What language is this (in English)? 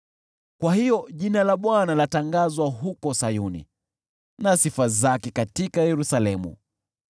Swahili